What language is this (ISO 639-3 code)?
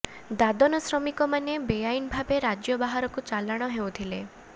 ori